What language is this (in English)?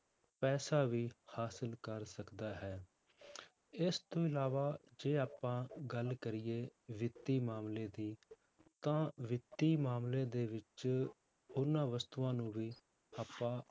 Punjabi